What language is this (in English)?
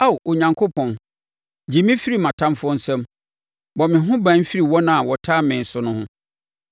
Akan